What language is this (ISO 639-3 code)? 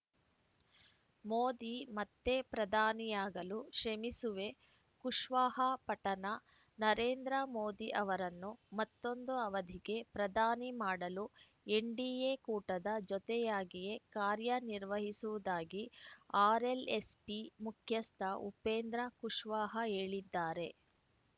kan